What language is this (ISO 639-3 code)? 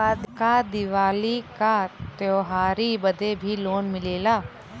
bho